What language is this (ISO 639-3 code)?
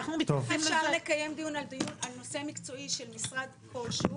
heb